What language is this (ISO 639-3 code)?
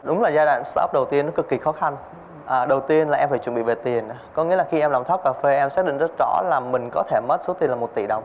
vie